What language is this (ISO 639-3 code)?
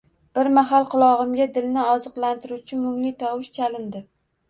uzb